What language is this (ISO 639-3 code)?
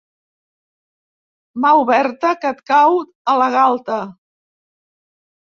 cat